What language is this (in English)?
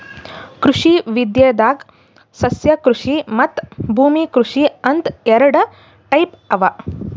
Kannada